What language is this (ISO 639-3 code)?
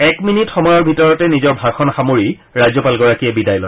asm